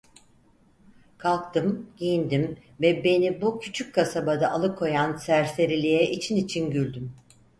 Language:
Turkish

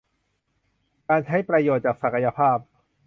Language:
Thai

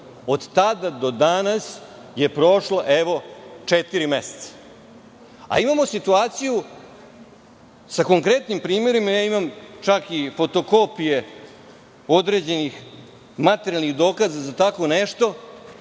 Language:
Serbian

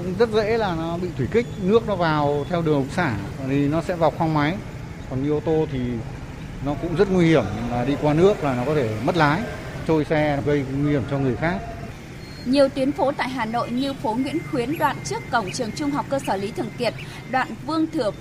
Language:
Vietnamese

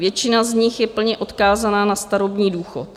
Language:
Czech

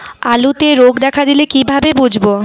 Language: Bangla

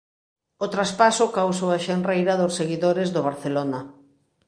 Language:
Galician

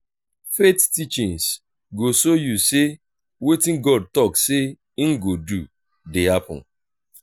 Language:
Nigerian Pidgin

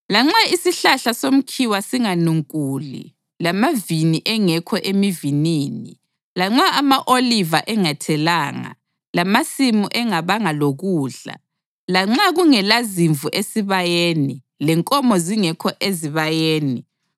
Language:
North Ndebele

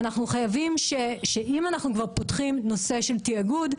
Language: Hebrew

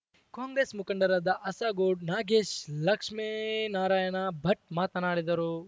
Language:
Kannada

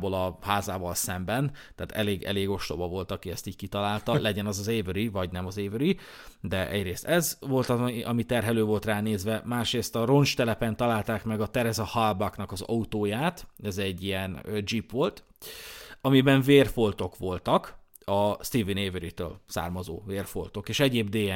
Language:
Hungarian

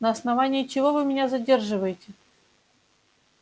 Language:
Russian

